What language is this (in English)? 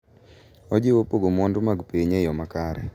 Luo (Kenya and Tanzania)